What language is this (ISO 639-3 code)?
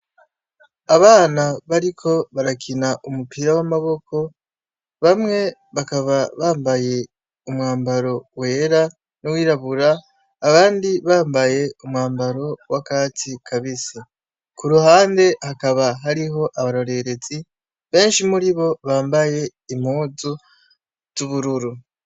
run